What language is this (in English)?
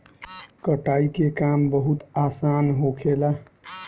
Bhojpuri